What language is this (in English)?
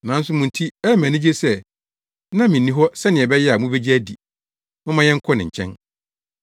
Akan